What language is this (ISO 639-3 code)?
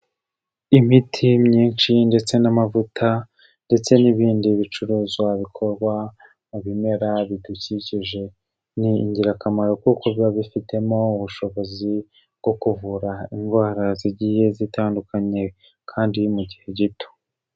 kin